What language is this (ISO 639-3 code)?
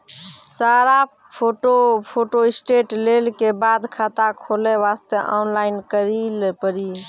mai